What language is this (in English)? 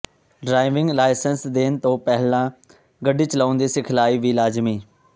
Punjabi